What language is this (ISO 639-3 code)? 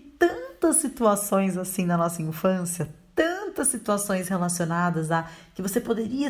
por